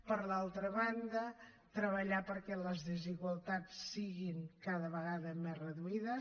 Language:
Catalan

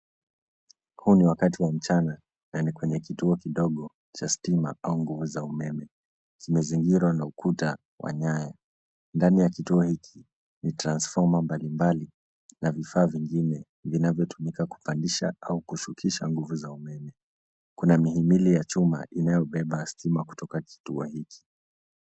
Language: Swahili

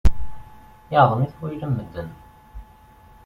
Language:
Kabyle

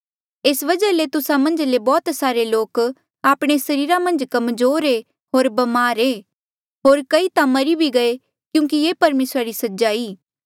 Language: Mandeali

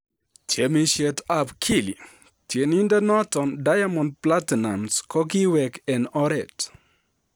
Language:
Kalenjin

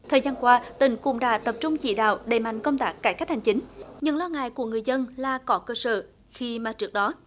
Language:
Vietnamese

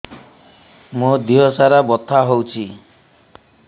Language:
Odia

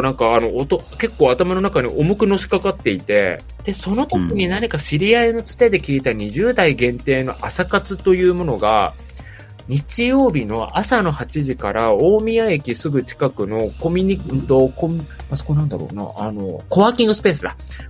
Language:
Japanese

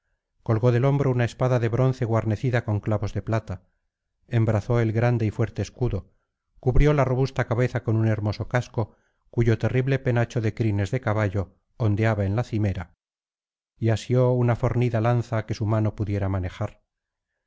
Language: Spanish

